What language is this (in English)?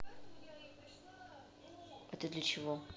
Russian